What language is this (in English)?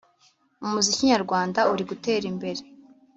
Kinyarwanda